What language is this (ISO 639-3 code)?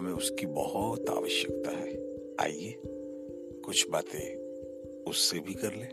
hin